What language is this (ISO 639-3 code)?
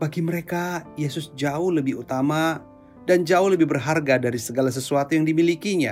ind